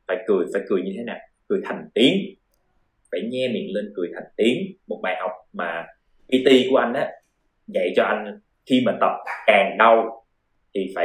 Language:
Vietnamese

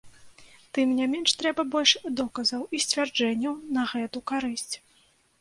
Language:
Belarusian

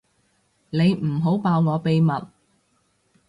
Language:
Cantonese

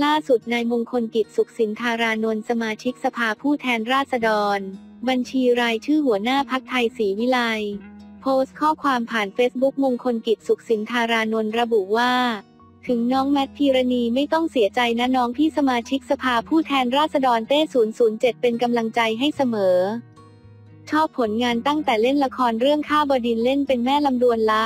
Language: Thai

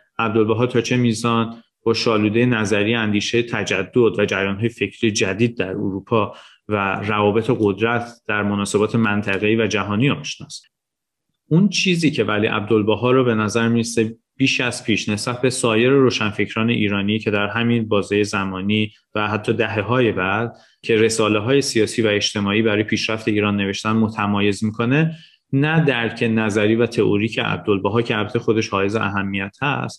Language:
Persian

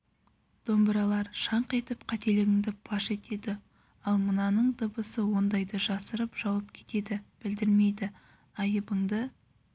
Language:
Kazakh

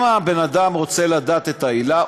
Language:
Hebrew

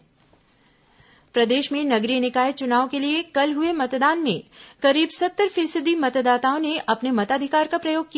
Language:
Hindi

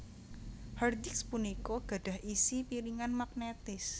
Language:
Javanese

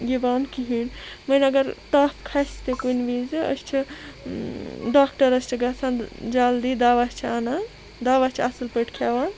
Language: Kashmiri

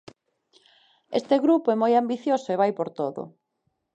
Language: Galician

